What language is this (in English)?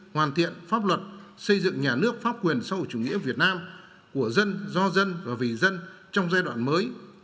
Vietnamese